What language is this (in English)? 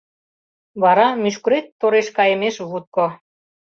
Mari